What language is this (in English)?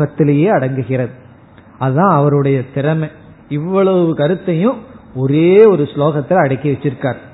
Tamil